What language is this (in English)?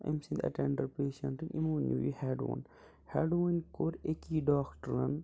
Kashmiri